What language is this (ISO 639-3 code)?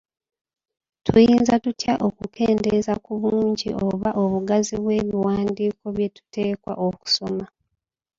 lug